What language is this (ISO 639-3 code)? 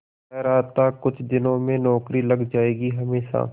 hin